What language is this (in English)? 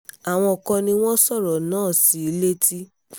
Yoruba